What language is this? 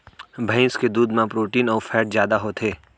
Chhattisgarhi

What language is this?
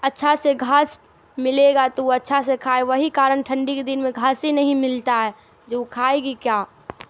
Urdu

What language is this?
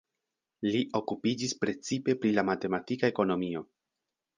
Esperanto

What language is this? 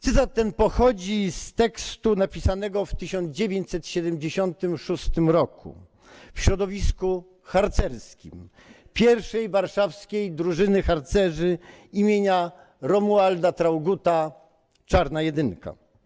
Polish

